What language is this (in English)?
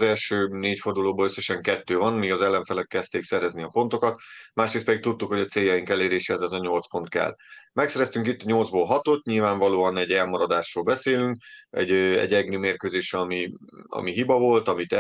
Hungarian